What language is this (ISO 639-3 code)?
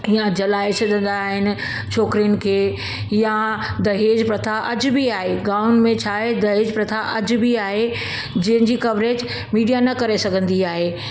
snd